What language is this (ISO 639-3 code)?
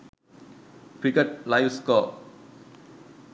sin